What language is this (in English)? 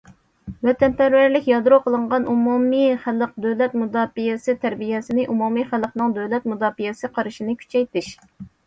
Uyghur